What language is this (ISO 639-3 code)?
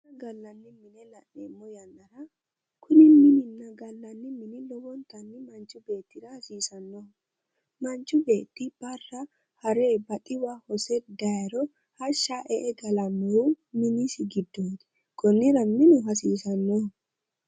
sid